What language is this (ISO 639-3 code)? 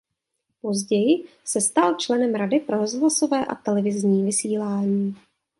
ces